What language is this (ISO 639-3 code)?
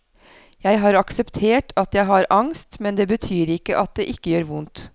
nor